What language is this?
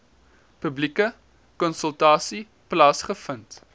Afrikaans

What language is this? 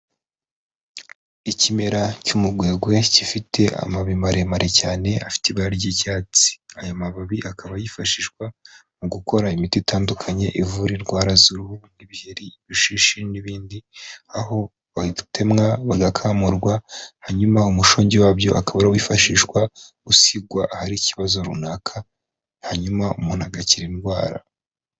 Kinyarwanda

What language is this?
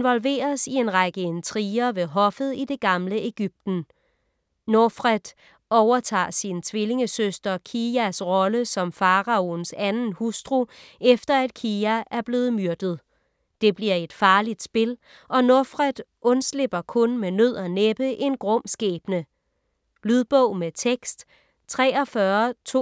Danish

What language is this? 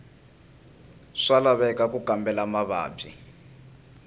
Tsonga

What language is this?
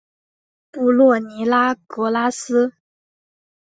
Chinese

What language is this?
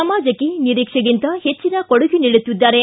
Kannada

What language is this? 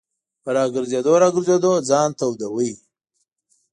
Pashto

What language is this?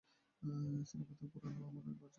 Bangla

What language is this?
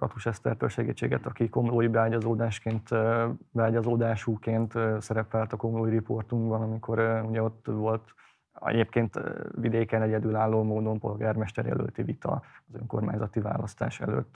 Hungarian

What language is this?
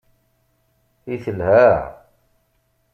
Kabyle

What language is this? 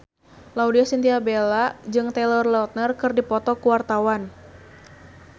Sundanese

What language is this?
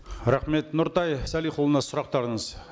Kazakh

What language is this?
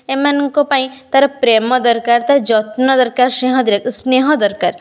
Odia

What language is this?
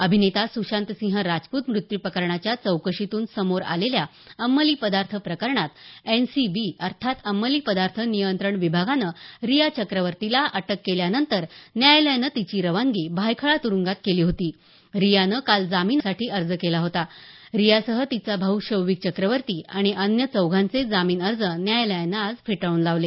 Marathi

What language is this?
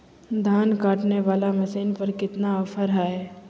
Magahi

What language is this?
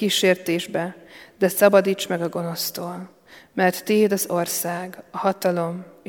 Hungarian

